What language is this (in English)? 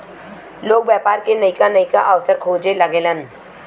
Bhojpuri